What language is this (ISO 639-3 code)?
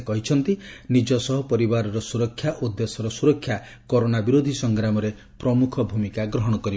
ori